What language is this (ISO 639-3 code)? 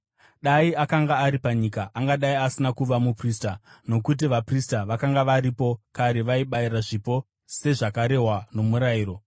sna